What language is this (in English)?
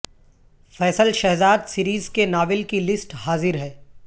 Urdu